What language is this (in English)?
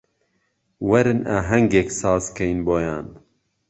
Central Kurdish